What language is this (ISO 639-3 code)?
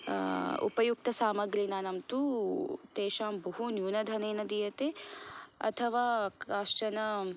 san